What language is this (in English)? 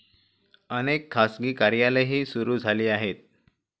Marathi